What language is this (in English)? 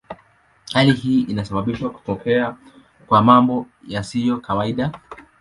Swahili